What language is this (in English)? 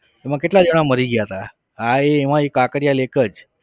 Gujarati